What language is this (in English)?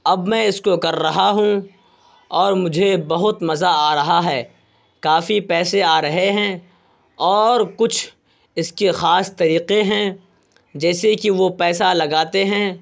Urdu